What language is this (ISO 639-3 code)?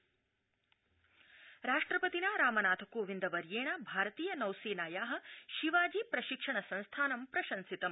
san